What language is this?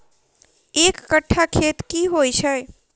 Maithili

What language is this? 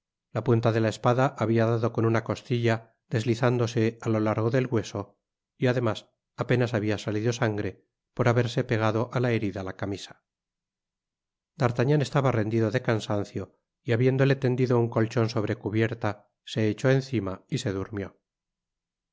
Spanish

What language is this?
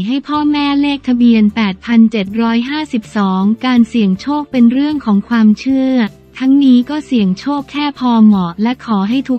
Thai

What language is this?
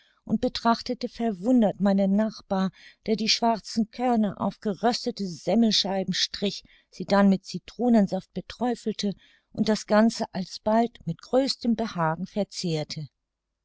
German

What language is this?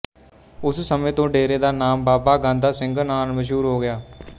Punjabi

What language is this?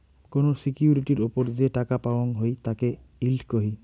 Bangla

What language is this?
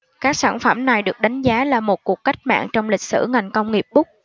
Vietnamese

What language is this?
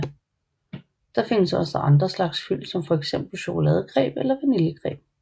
Danish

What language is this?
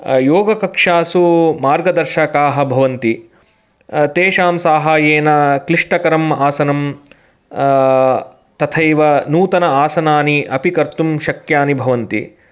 Sanskrit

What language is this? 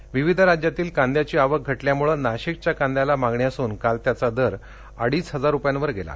Marathi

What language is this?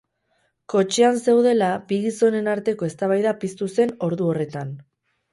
Basque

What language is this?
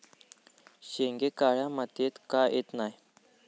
Marathi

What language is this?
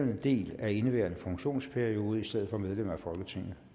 Danish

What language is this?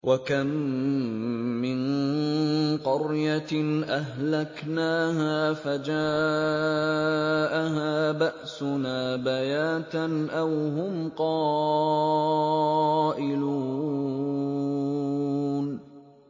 Arabic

